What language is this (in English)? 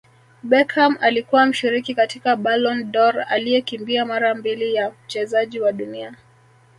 Swahili